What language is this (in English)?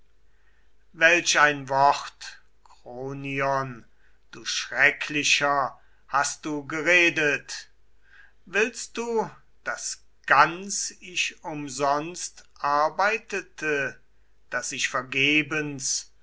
German